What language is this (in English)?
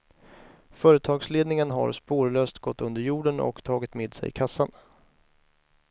Swedish